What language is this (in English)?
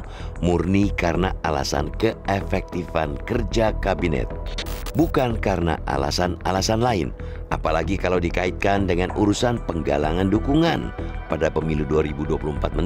Indonesian